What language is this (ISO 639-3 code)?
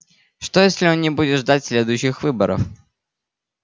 rus